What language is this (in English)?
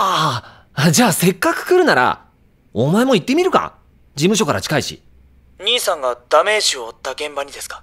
Japanese